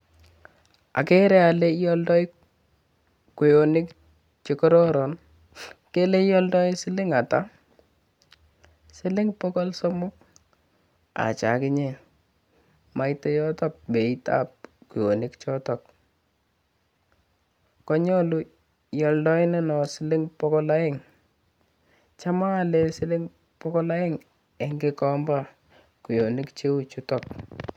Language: Kalenjin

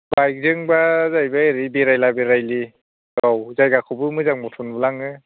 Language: Bodo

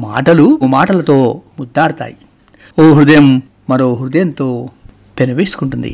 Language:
Telugu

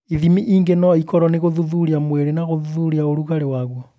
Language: Kikuyu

